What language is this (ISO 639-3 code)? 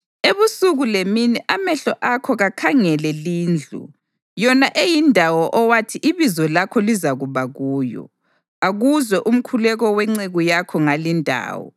nde